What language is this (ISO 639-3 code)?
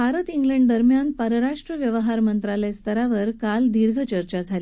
mar